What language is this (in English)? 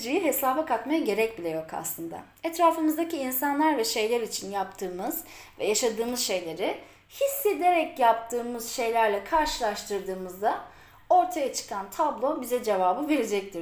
Turkish